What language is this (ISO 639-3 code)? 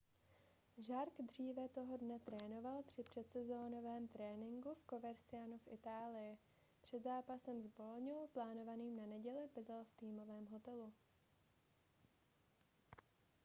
ces